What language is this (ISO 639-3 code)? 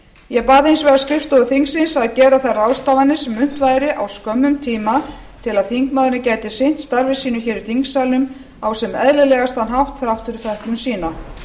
isl